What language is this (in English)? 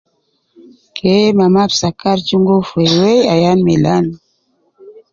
Nubi